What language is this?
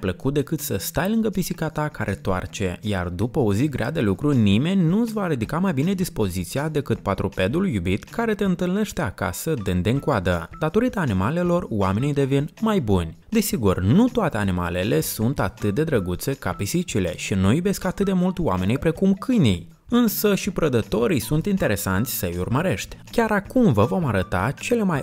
Romanian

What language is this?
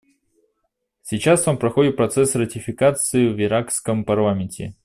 Russian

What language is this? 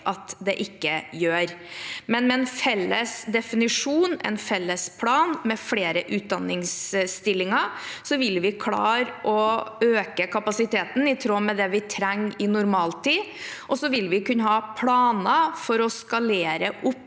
Norwegian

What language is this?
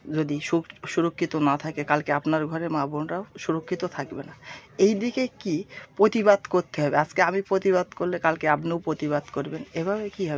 Bangla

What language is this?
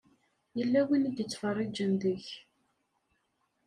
Kabyle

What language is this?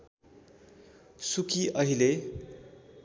Nepali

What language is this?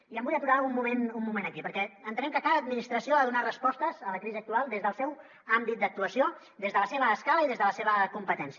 Catalan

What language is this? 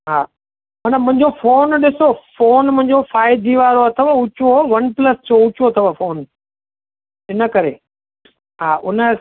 Sindhi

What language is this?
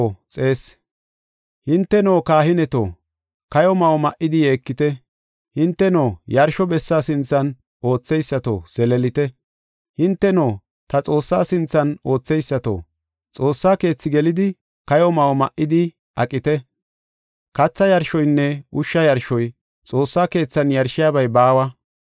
Gofa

